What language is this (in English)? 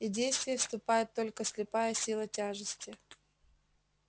Russian